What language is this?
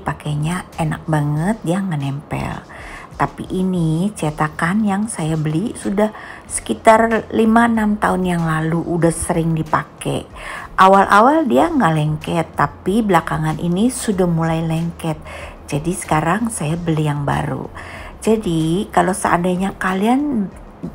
Indonesian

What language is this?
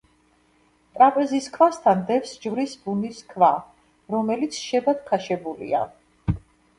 Georgian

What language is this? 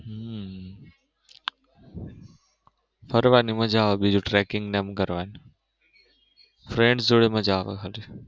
Gujarati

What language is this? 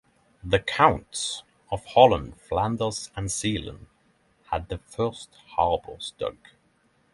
English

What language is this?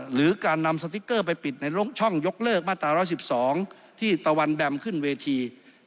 Thai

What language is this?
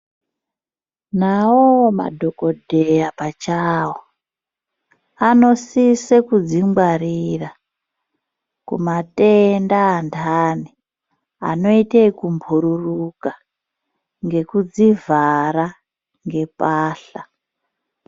Ndau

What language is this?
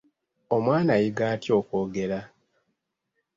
Ganda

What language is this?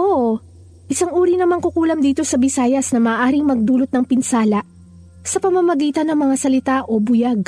Filipino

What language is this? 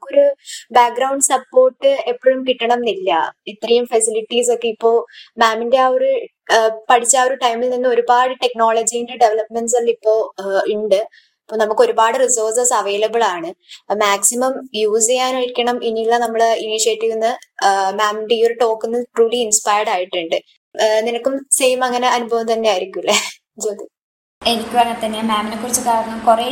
Malayalam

